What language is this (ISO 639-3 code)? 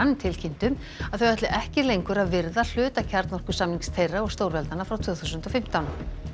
isl